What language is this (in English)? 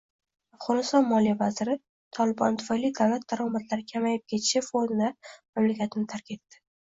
Uzbek